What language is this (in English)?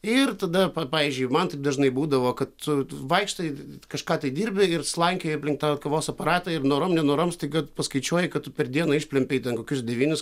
Lithuanian